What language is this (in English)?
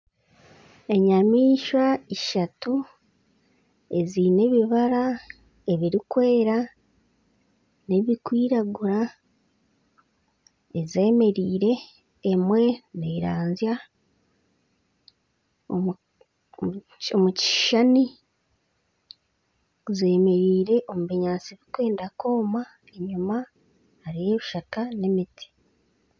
Nyankole